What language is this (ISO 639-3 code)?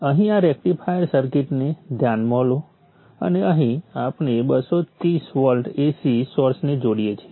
guj